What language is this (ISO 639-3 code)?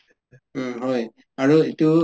asm